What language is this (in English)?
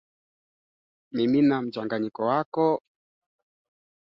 Swahili